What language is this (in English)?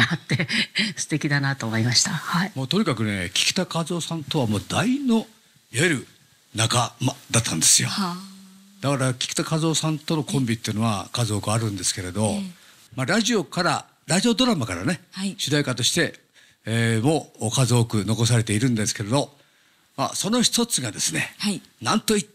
Japanese